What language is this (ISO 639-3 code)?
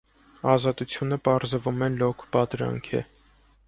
hye